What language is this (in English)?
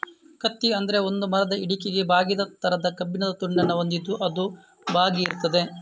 Kannada